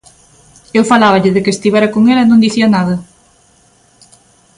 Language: Galician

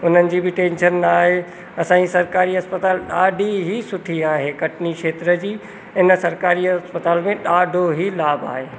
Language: Sindhi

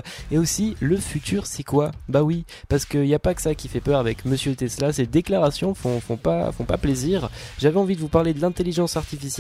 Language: French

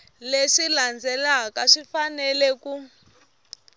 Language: Tsonga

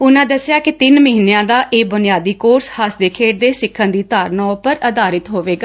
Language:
Punjabi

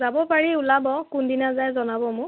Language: Assamese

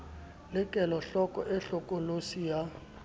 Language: Southern Sotho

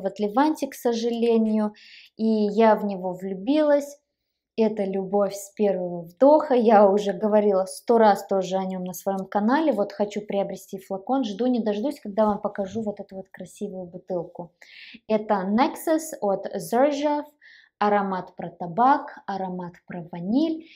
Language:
Russian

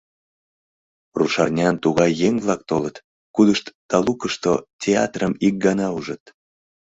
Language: Mari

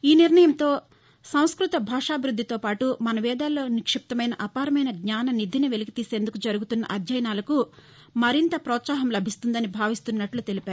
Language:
Telugu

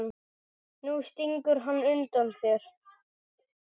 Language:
Icelandic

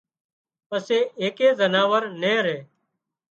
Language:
Wadiyara Koli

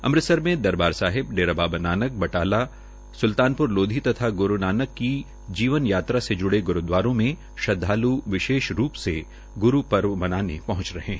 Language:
Hindi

